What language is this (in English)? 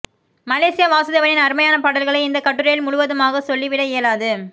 Tamil